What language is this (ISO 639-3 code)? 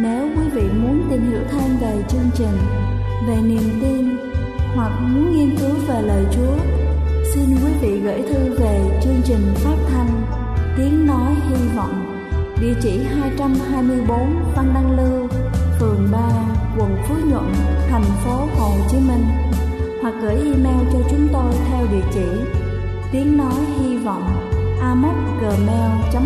vie